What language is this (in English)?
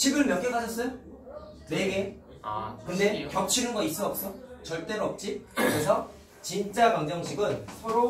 Korean